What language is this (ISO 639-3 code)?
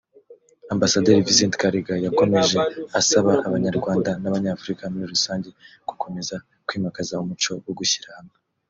kin